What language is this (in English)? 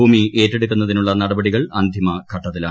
Malayalam